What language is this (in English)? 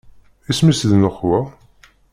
Kabyle